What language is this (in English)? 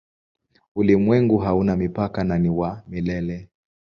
Swahili